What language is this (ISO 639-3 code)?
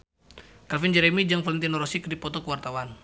sun